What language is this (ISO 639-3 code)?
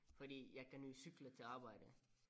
dan